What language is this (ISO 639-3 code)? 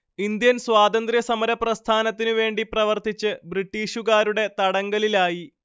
mal